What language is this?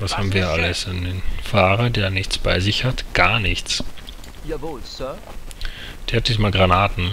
German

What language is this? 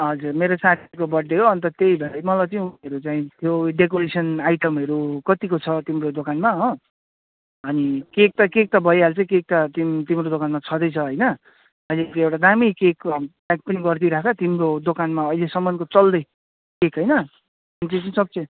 Nepali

